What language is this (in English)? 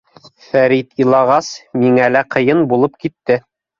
Bashkir